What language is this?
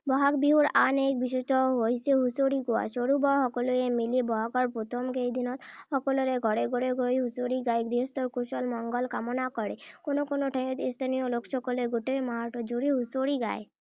Assamese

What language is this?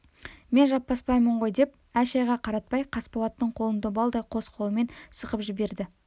Kazakh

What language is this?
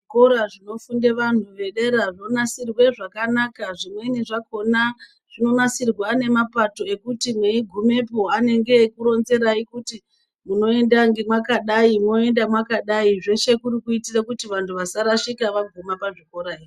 Ndau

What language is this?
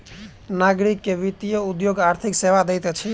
Maithili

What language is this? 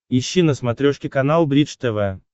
Russian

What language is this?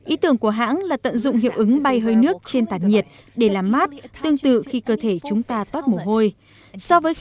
Vietnamese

